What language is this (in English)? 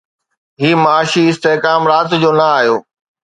Sindhi